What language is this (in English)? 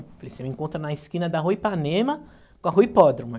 Portuguese